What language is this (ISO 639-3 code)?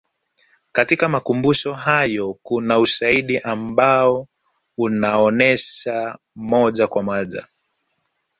swa